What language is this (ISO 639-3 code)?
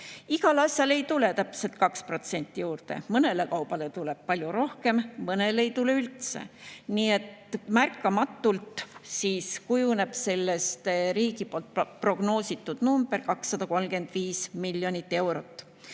est